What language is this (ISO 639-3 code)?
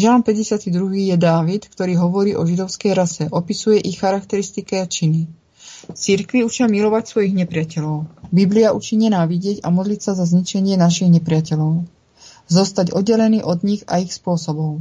ces